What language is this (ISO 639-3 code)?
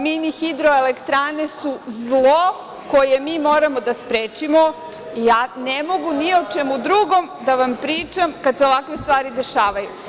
srp